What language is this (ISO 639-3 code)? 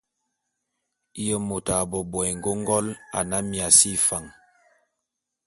bum